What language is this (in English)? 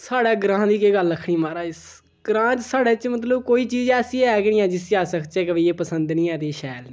Dogri